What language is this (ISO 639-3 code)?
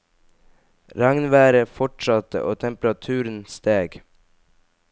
nor